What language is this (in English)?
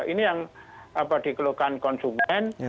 Indonesian